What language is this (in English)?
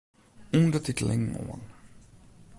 Western Frisian